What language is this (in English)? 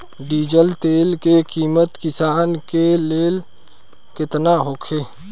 Bhojpuri